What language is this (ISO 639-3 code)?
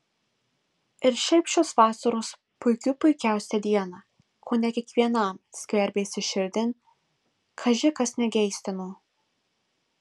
lit